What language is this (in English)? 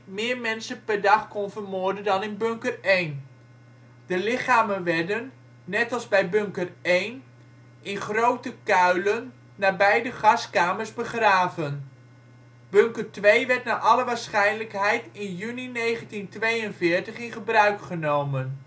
Dutch